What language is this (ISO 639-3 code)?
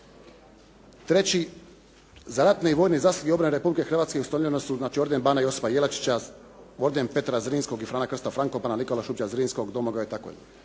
hrv